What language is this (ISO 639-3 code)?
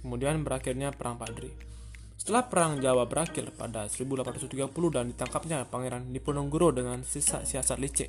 ind